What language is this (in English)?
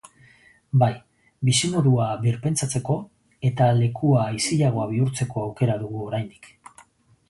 Basque